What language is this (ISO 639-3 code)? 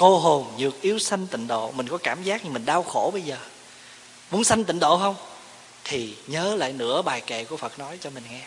vie